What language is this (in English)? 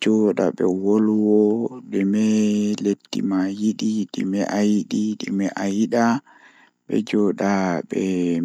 Fula